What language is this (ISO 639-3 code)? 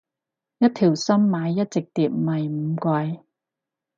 yue